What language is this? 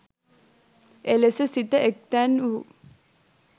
Sinhala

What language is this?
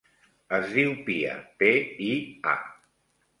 Catalan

